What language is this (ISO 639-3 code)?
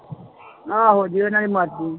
pan